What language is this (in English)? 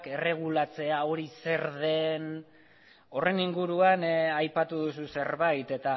Basque